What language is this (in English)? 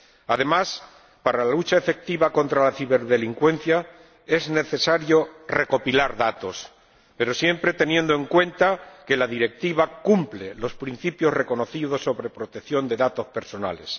Spanish